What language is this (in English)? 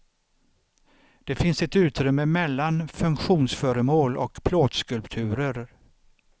Swedish